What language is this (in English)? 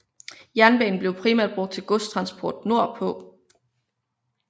Danish